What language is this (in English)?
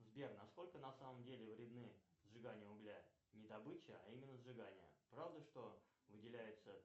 Russian